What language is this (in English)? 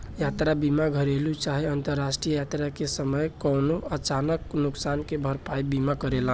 Bhojpuri